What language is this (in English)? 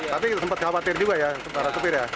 Indonesian